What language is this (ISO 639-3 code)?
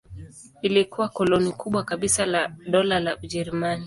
swa